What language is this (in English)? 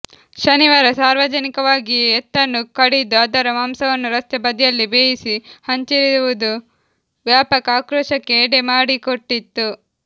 Kannada